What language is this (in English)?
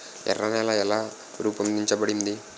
Telugu